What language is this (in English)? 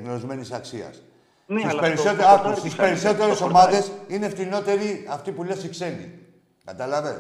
Greek